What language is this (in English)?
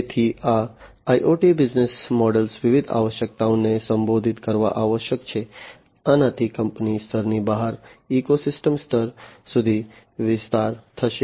Gujarati